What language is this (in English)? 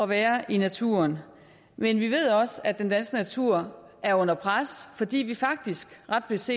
Danish